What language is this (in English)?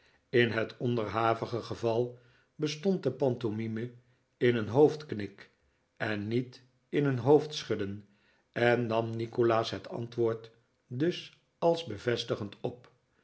Dutch